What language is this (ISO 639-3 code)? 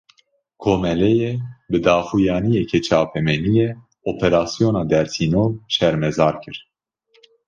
kur